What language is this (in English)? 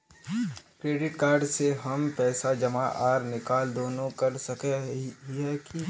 Magahi